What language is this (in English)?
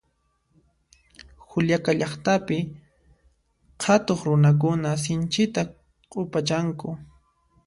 Puno Quechua